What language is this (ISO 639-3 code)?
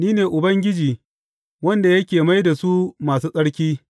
hau